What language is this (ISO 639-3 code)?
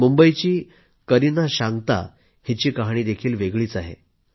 mar